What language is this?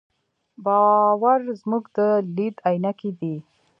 Pashto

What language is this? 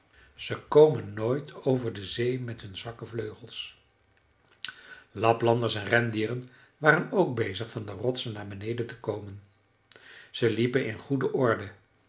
Dutch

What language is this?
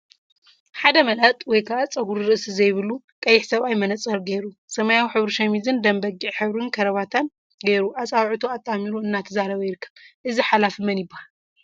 Tigrinya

